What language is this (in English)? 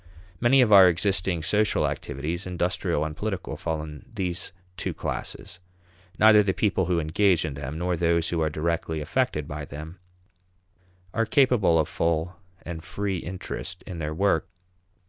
English